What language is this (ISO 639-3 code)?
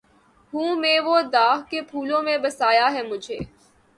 urd